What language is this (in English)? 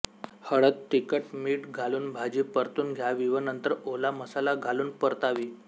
Marathi